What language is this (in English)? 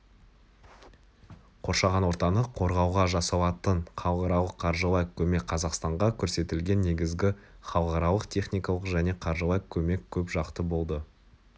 Kazakh